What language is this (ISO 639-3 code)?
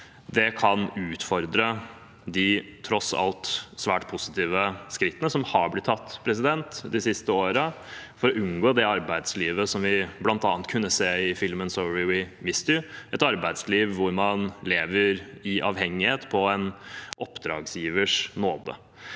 nor